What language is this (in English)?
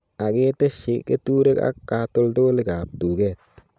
Kalenjin